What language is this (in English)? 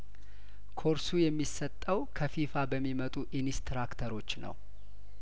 Amharic